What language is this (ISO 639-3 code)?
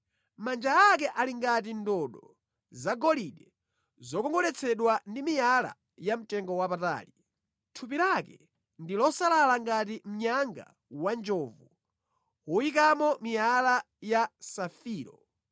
nya